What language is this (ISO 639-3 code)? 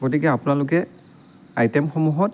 asm